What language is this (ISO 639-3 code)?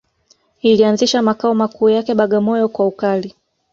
swa